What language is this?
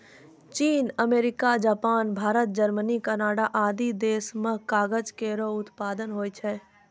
Maithili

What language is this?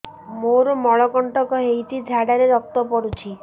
Odia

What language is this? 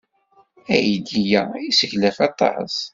Kabyle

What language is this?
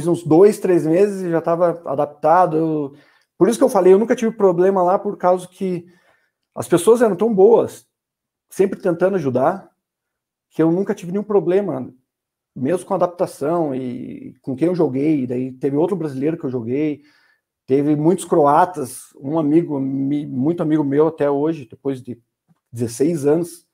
Portuguese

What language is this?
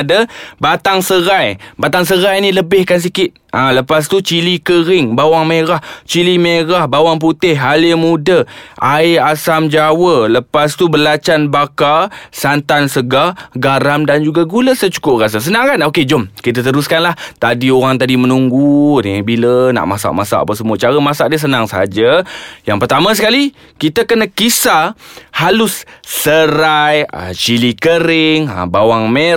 Malay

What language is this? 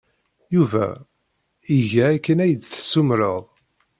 Kabyle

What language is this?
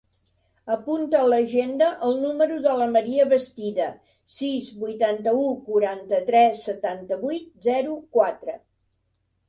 Catalan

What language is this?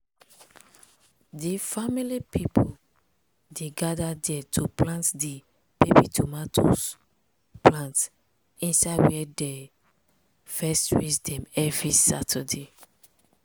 Nigerian Pidgin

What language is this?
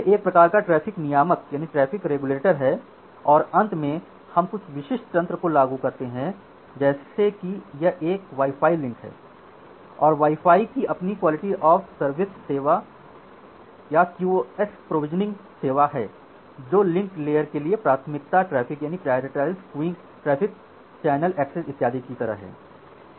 Hindi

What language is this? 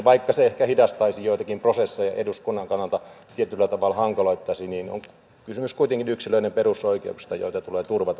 Finnish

